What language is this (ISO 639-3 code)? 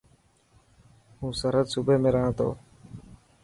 mki